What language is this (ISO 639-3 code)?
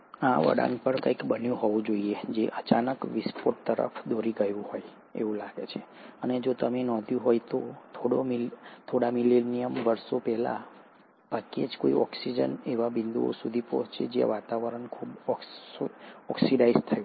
guj